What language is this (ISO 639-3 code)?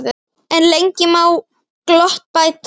isl